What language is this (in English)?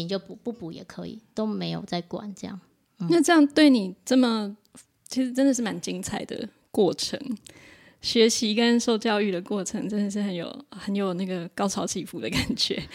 Chinese